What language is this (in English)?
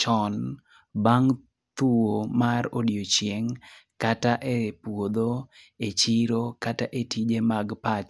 Luo (Kenya and Tanzania)